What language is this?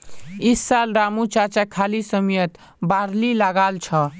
Magahi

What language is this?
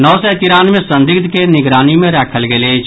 Maithili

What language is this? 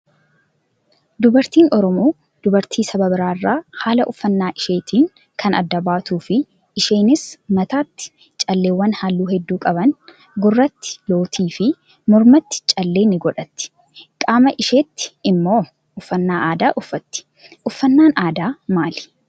Oromo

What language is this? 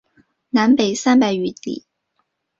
Chinese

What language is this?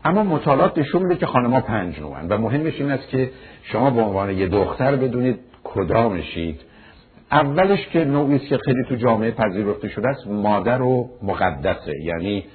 Persian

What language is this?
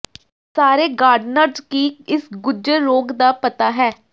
Punjabi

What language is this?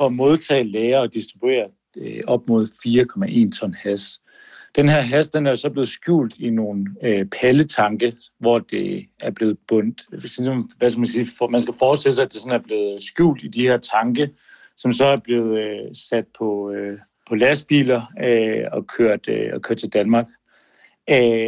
Danish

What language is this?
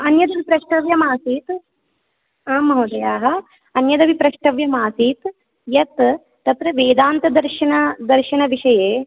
Sanskrit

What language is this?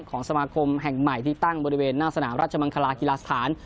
Thai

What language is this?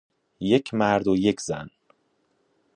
Persian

